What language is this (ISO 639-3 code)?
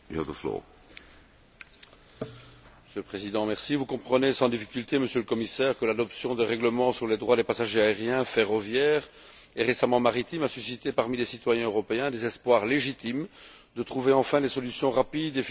fra